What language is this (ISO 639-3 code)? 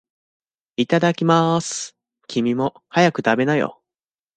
jpn